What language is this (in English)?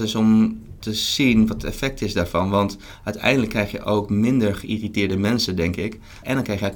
Dutch